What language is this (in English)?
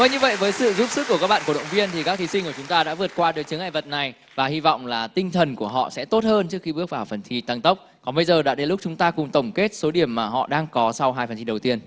Vietnamese